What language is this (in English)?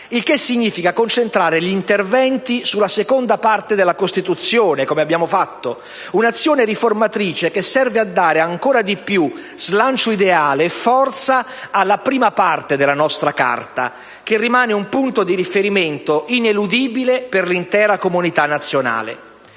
Italian